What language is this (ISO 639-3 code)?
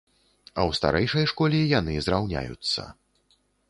bel